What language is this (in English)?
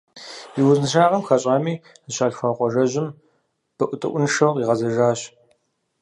Kabardian